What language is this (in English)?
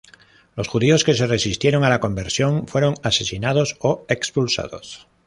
Spanish